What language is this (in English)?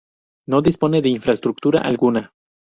Spanish